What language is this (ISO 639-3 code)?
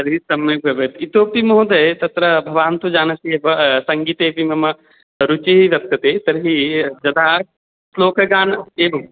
san